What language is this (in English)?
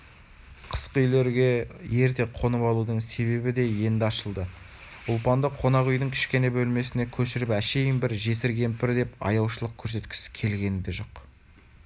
Kazakh